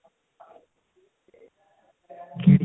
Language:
Punjabi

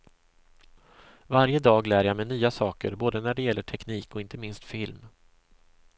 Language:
Swedish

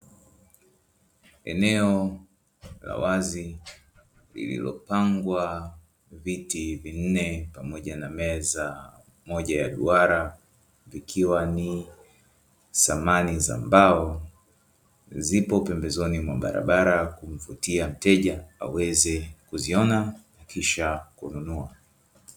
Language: Swahili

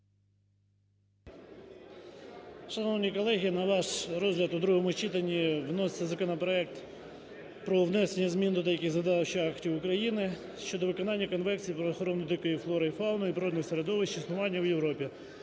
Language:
Ukrainian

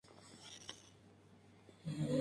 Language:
Spanish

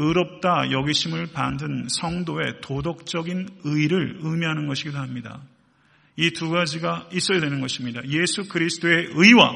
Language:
Korean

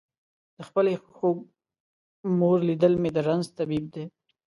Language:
Pashto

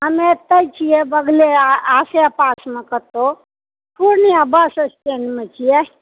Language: Maithili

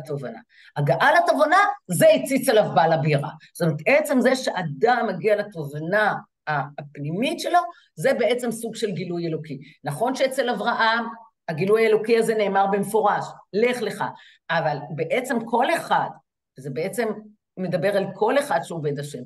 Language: Hebrew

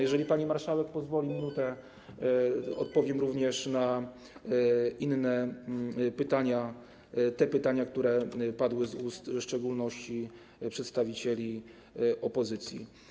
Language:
Polish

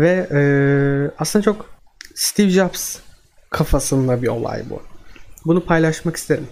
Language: Turkish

